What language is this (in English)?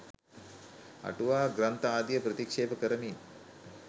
Sinhala